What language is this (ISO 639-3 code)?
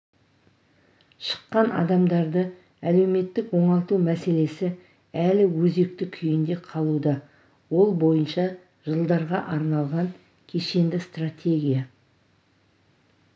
kaz